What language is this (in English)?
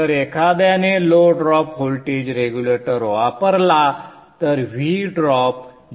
Marathi